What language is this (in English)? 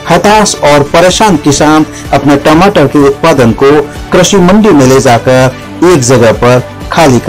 Hindi